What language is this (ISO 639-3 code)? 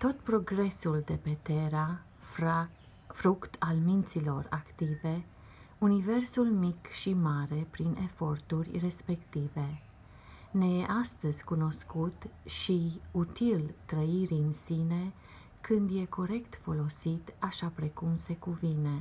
ron